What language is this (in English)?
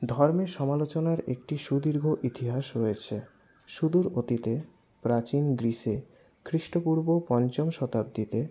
Bangla